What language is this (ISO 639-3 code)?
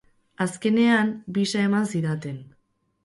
eus